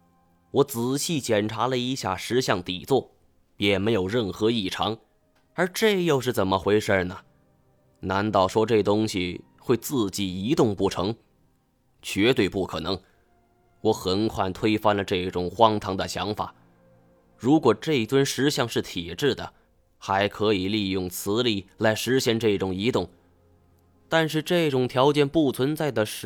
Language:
Chinese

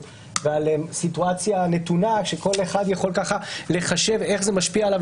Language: Hebrew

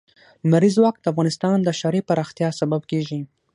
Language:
Pashto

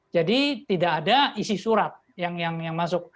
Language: Indonesian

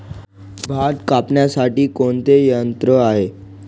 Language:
Marathi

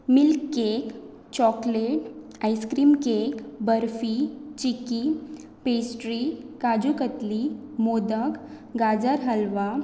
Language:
Konkani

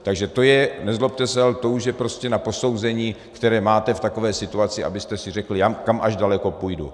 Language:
Czech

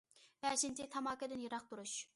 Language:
Uyghur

